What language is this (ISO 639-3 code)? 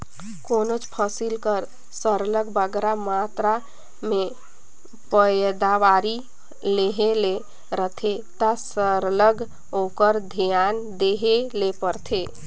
hne